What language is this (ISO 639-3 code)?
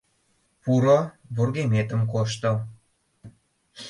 chm